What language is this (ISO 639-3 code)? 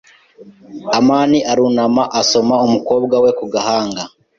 kin